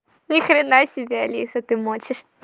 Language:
Russian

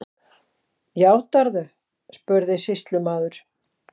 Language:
Icelandic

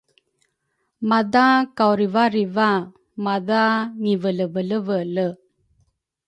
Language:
Rukai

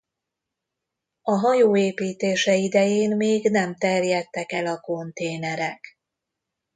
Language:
Hungarian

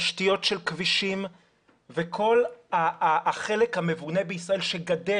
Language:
Hebrew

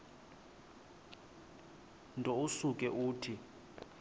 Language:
Xhosa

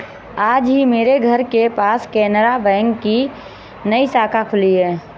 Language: Hindi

